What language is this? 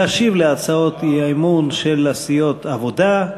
Hebrew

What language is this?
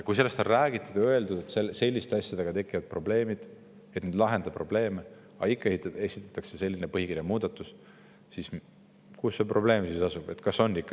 Estonian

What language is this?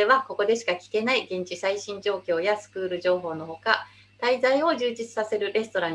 Japanese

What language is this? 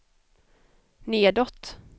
Swedish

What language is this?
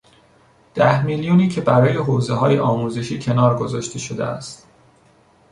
Persian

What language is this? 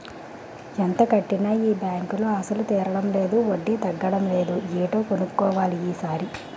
Telugu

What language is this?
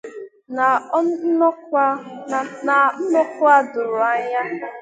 Igbo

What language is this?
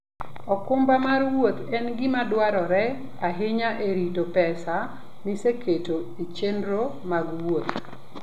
Luo (Kenya and Tanzania)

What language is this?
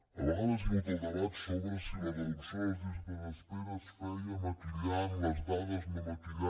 Catalan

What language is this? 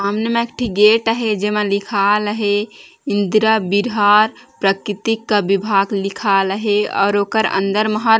Chhattisgarhi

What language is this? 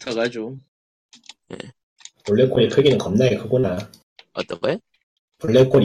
Korean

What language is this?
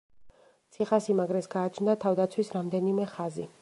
Georgian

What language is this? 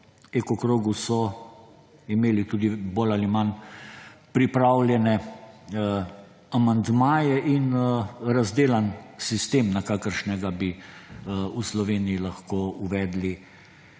Slovenian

